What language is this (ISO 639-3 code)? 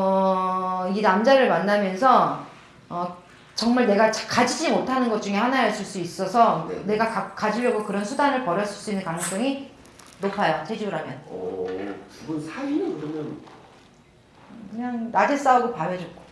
kor